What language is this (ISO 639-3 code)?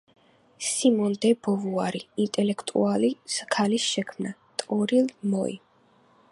kat